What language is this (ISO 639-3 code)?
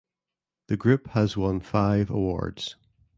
eng